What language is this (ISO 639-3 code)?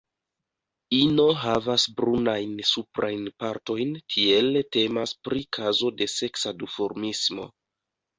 epo